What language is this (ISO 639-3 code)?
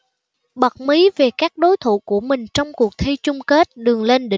vie